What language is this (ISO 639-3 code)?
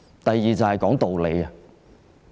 yue